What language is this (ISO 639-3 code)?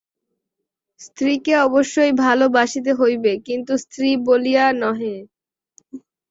ben